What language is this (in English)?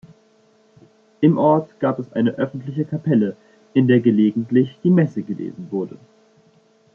German